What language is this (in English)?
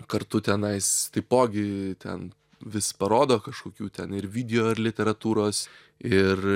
Lithuanian